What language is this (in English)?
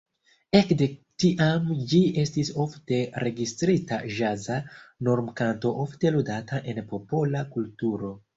Esperanto